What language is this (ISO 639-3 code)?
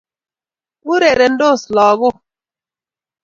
kln